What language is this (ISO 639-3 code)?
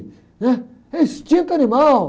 por